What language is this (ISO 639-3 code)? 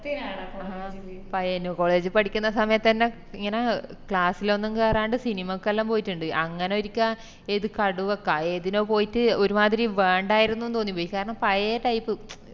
mal